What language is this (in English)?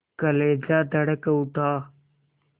Hindi